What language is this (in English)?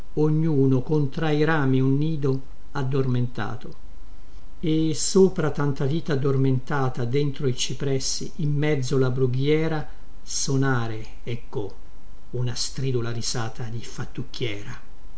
Italian